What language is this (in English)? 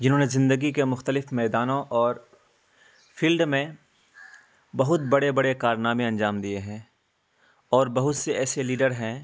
Urdu